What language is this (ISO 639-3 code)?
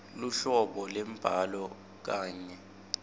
ssw